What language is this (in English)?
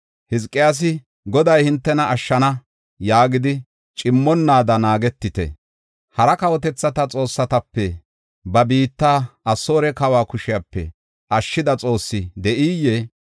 Gofa